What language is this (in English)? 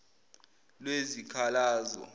Zulu